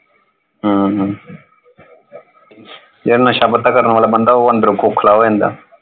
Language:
Punjabi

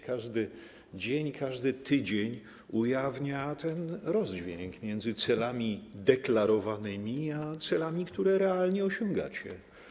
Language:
Polish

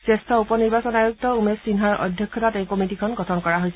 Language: Assamese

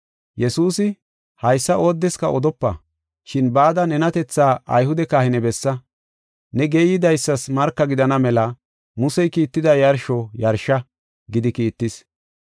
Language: Gofa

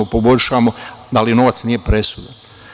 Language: Serbian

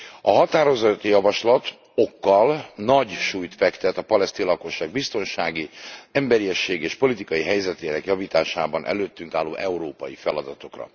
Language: Hungarian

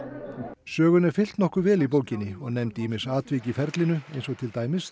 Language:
Icelandic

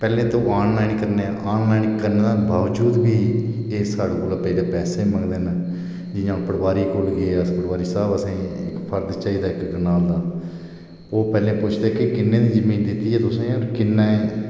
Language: Dogri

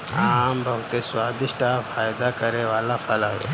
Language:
Bhojpuri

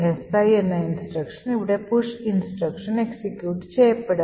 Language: Malayalam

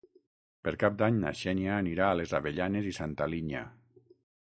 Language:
Catalan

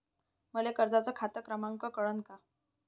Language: Marathi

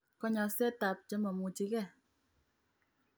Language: Kalenjin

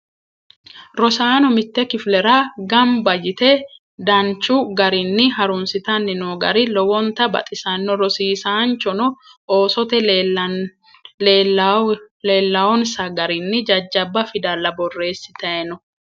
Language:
Sidamo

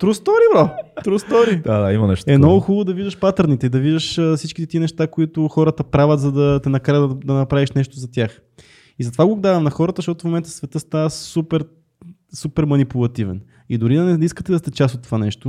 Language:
Bulgarian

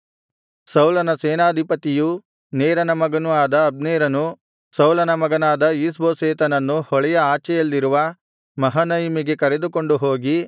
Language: Kannada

